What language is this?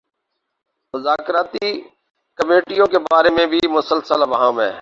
Urdu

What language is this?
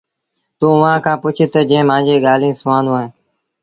Sindhi Bhil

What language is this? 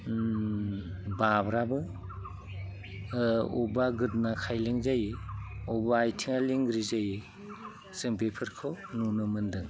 Bodo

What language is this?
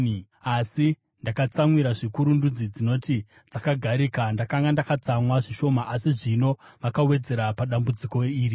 Shona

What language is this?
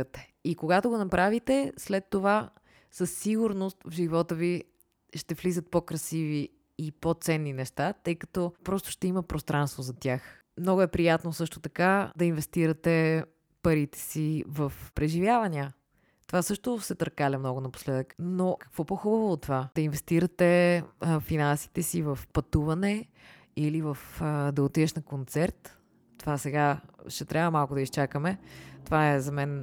Bulgarian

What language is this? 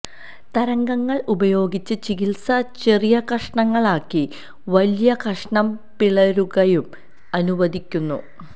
Malayalam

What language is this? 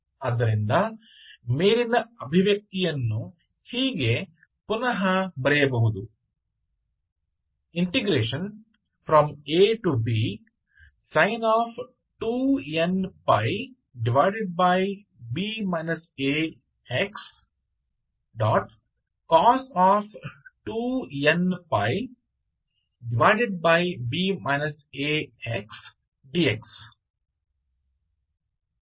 Kannada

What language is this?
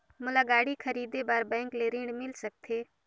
Chhattisgarhi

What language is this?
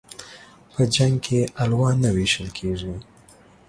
Pashto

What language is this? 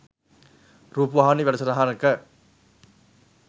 Sinhala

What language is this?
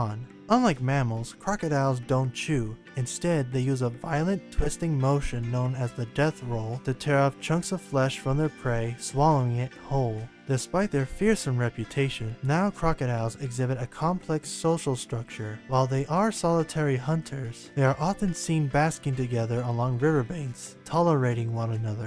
English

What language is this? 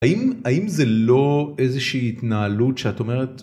Hebrew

